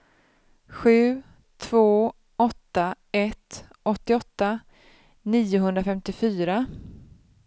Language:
Swedish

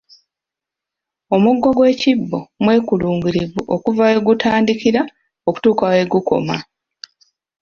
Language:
Ganda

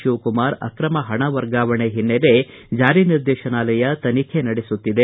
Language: Kannada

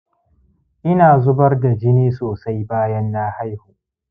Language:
Hausa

